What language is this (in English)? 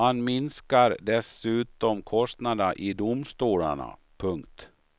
Swedish